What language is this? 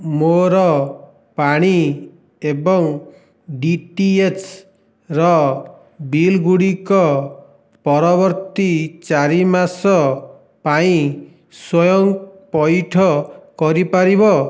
Odia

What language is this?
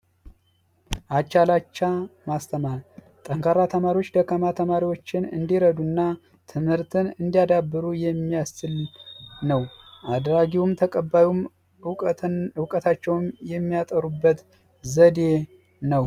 Amharic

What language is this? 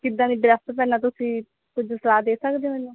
Punjabi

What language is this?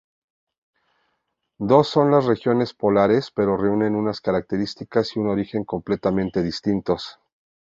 Spanish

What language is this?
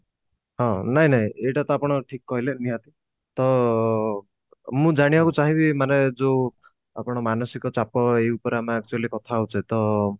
Odia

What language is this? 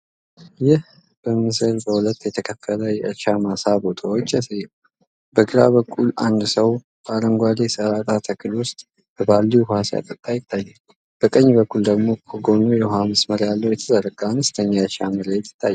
Amharic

